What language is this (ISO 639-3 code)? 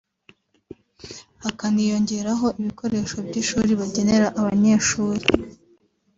kin